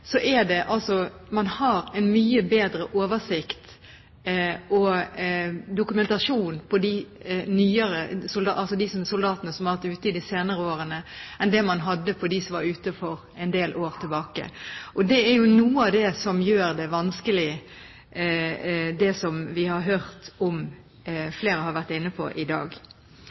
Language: Norwegian Bokmål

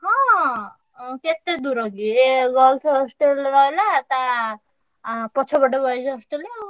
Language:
Odia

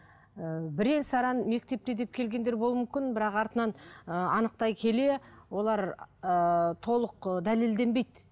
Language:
Kazakh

